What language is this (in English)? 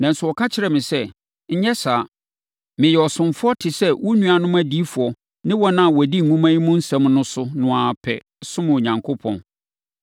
Akan